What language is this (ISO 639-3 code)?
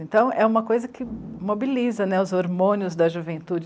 por